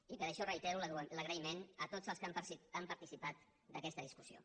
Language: Catalan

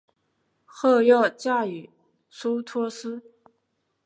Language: Chinese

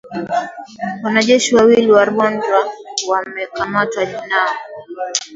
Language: Swahili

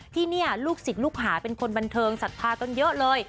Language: Thai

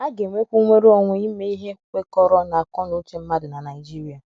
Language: Igbo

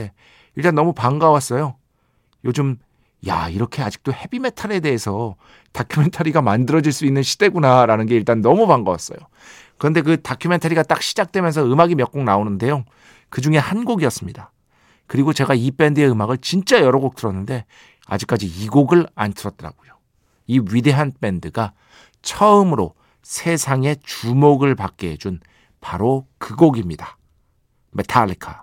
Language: Korean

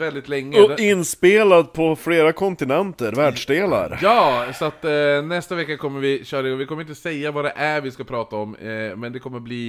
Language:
Swedish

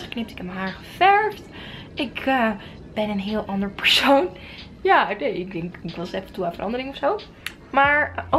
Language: Dutch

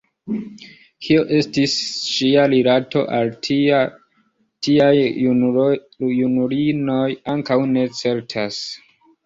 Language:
Esperanto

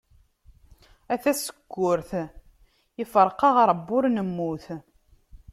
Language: Kabyle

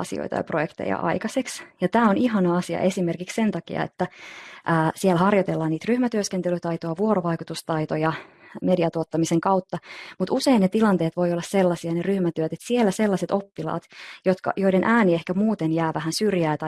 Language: Finnish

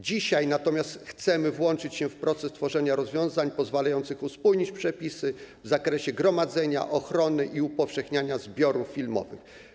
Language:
Polish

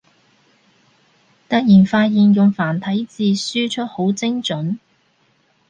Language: Cantonese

